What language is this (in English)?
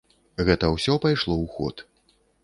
Belarusian